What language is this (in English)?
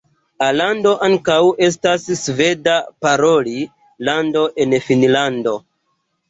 Esperanto